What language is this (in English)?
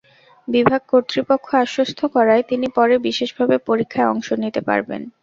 Bangla